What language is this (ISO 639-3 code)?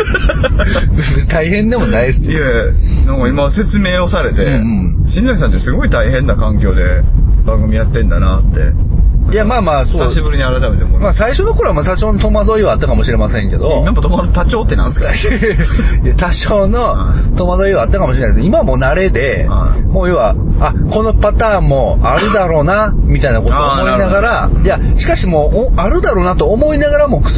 jpn